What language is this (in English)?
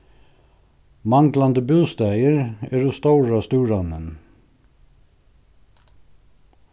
Faroese